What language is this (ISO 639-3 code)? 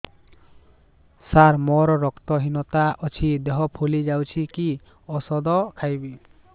ori